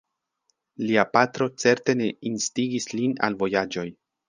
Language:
Esperanto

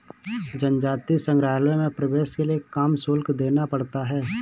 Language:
Hindi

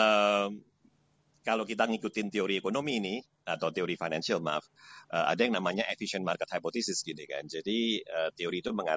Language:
Indonesian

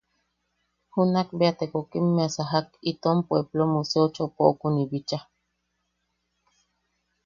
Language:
Yaqui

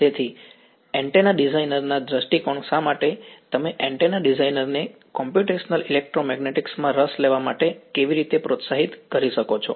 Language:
Gujarati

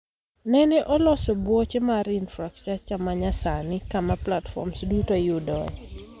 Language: Luo (Kenya and Tanzania)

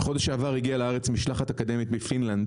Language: Hebrew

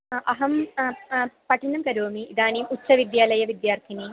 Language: Sanskrit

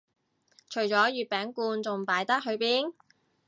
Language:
Cantonese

